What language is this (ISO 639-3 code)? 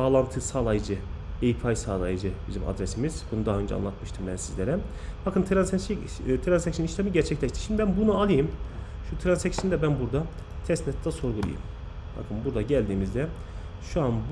tur